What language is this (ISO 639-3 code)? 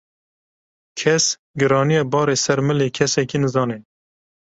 kur